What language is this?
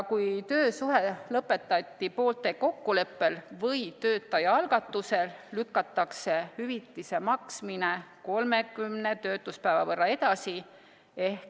Estonian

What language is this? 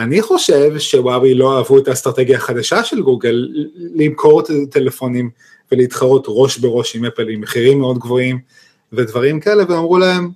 Hebrew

